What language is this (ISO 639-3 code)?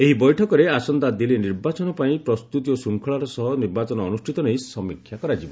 ori